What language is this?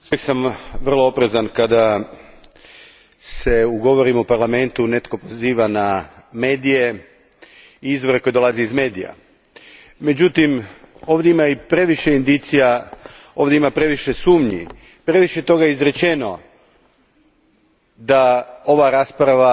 Croatian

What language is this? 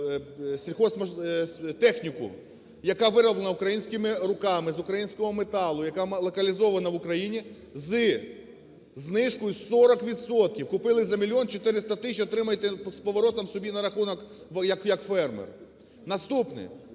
Ukrainian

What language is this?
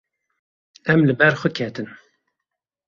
Kurdish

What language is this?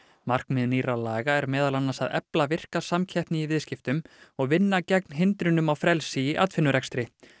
Icelandic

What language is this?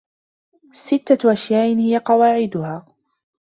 Arabic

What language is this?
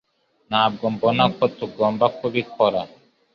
Kinyarwanda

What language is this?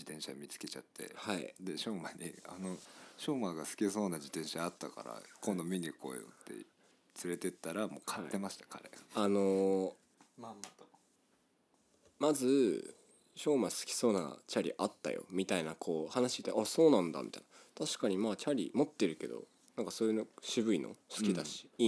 Japanese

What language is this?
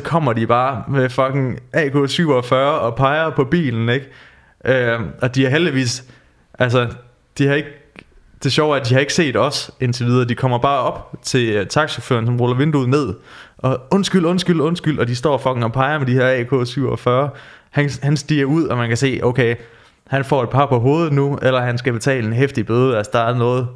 Danish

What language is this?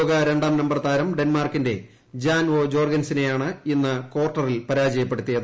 Malayalam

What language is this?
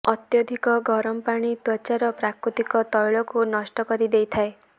Odia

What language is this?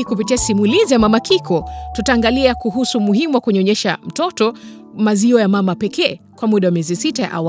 Swahili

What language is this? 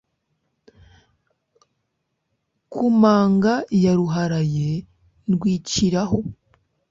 Kinyarwanda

